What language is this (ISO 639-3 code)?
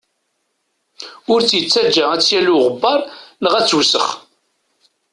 kab